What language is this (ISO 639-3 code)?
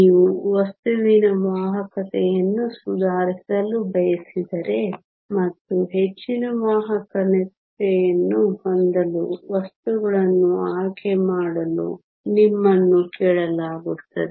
kan